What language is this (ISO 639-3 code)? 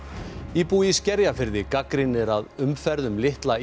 isl